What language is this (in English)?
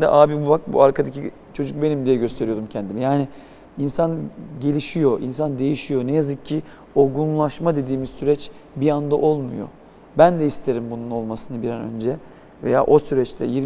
Turkish